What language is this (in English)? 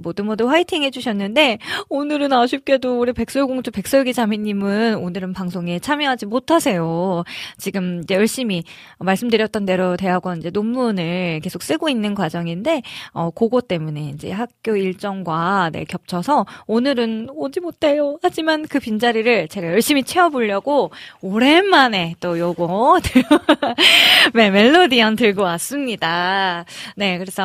Korean